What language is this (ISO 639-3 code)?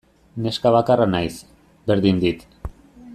eus